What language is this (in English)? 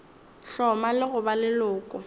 Northern Sotho